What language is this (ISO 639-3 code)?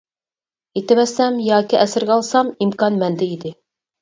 uig